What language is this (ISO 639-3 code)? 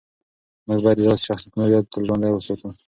pus